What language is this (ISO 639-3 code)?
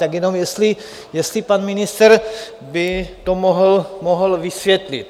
ces